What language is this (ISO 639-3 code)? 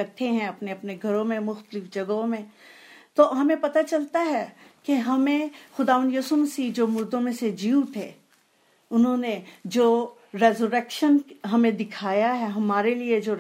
hin